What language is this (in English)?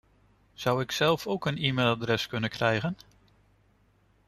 Dutch